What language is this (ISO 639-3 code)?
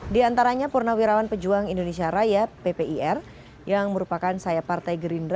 ind